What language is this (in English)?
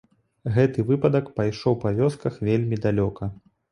Belarusian